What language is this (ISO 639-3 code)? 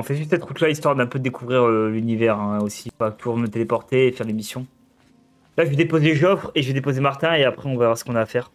fra